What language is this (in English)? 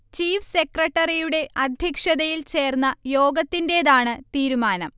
Malayalam